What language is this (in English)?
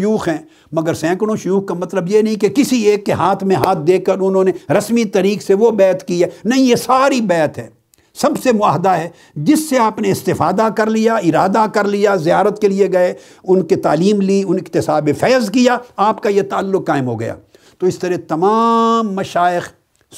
Urdu